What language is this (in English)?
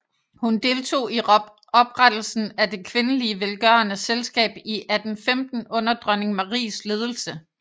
Danish